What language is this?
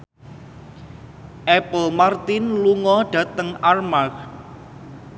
Javanese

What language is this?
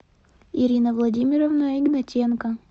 Russian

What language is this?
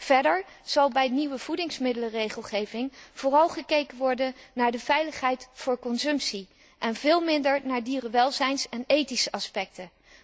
Dutch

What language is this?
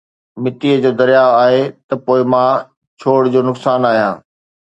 Sindhi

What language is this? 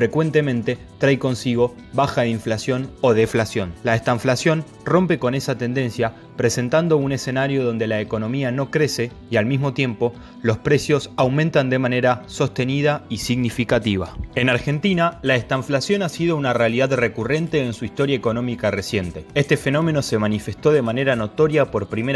Spanish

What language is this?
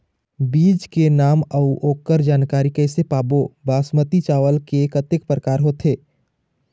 Chhattisgarhi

